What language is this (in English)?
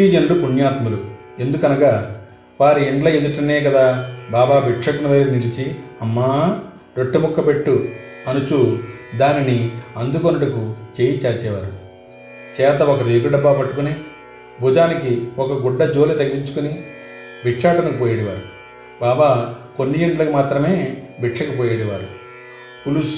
Telugu